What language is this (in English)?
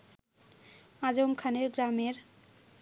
Bangla